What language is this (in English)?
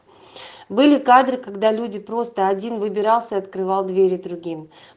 Russian